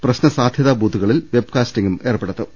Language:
Malayalam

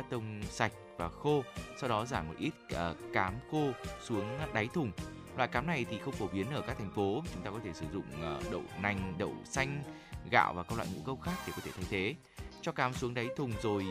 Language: Vietnamese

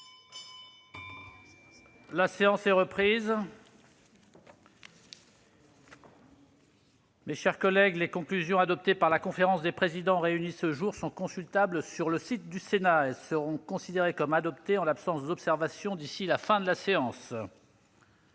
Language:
French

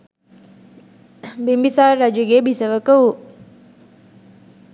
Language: Sinhala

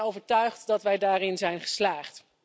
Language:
Dutch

